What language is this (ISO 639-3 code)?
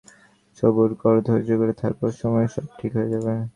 ben